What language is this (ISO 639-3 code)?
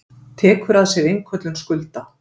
isl